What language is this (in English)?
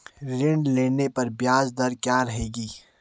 Hindi